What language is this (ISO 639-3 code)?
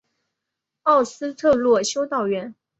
zho